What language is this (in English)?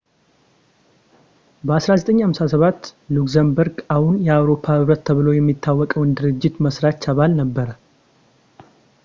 Amharic